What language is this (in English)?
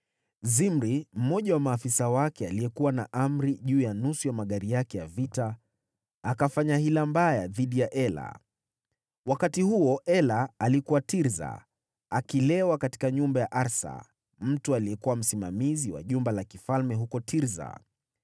Swahili